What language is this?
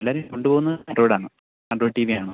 Malayalam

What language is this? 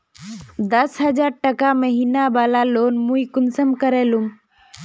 Magahi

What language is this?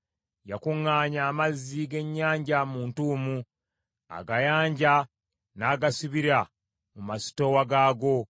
Ganda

